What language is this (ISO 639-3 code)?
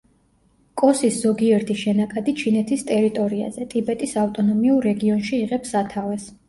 kat